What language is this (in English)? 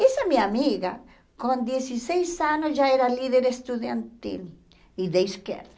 Portuguese